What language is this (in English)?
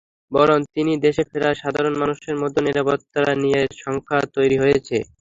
Bangla